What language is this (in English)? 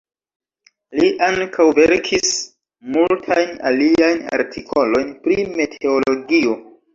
Esperanto